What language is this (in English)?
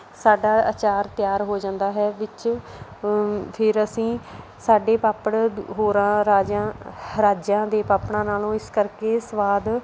Punjabi